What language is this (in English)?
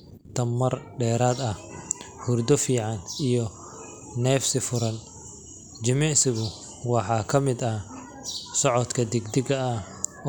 Somali